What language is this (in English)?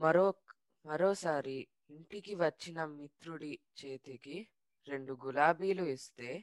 Telugu